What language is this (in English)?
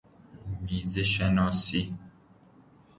Persian